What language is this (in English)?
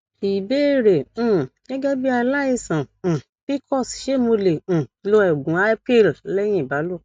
Yoruba